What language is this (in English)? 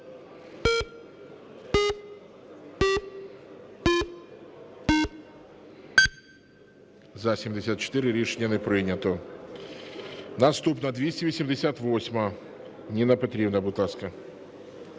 Ukrainian